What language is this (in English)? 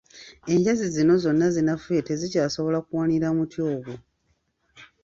Ganda